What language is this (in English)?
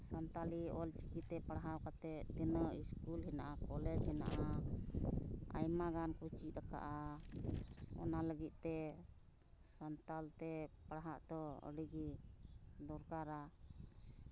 Santali